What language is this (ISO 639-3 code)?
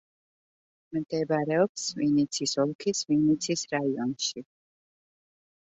kat